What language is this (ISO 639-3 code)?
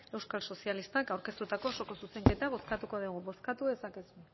eus